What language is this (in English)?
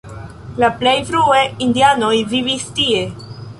Esperanto